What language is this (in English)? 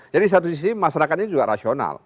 Indonesian